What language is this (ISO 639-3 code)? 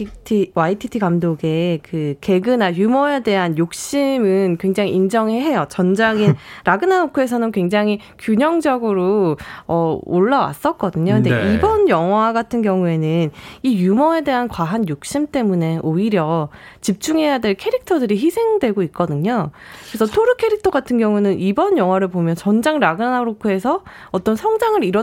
kor